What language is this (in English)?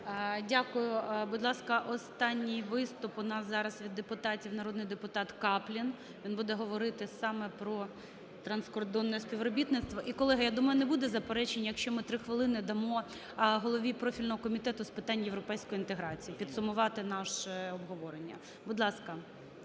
Ukrainian